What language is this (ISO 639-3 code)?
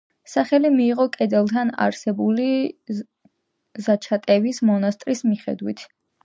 kat